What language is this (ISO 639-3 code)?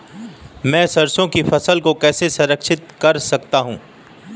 hin